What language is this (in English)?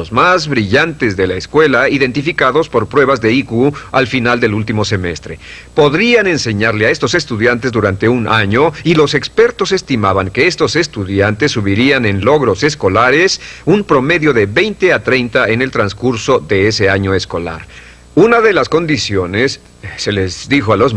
Spanish